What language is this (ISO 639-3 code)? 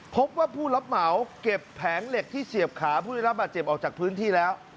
tha